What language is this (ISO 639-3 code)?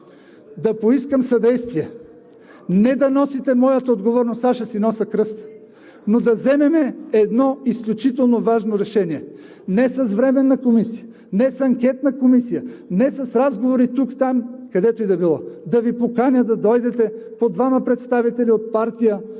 bul